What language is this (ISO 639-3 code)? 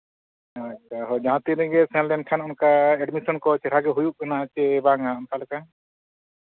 sat